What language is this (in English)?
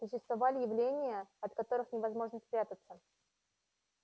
Russian